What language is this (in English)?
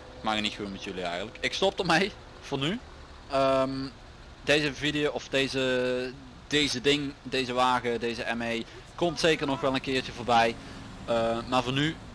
Dutch